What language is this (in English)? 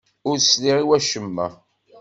Kabyle